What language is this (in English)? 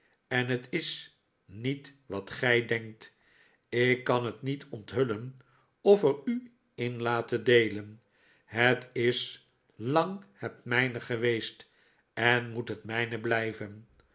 Dutch